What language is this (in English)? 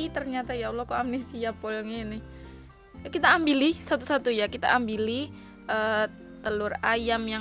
Indonesian